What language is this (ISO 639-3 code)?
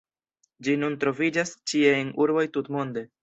epo